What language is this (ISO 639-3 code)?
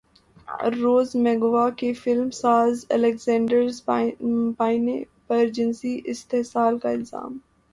urd